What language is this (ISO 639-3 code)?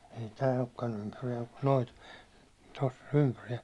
fin